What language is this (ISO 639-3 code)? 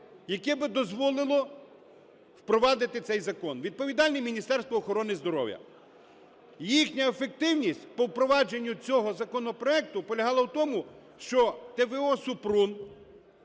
ukr